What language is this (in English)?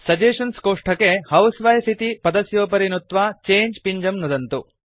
Sanskrit